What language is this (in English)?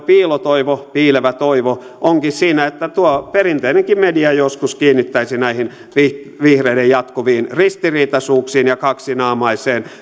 Finnish